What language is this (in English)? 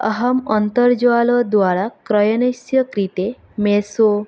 Sanskrit